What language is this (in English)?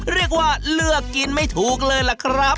Thai